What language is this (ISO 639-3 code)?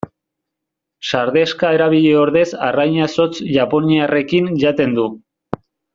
eus